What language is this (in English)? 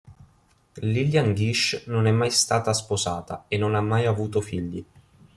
Italian